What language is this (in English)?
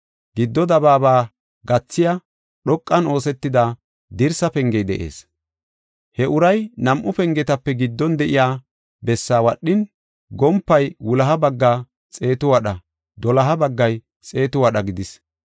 Gofa